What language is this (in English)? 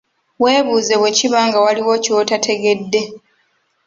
Ganda